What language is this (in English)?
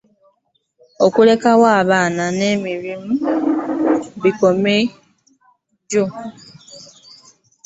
Ganda